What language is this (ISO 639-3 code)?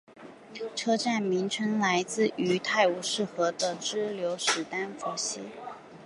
zho